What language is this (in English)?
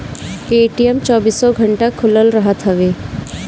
Bhojpuri